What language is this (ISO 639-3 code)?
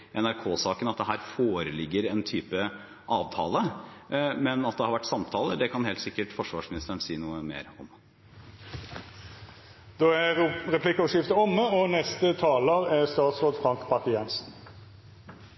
nor